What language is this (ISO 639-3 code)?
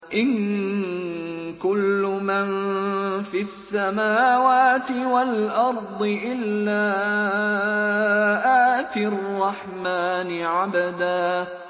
ara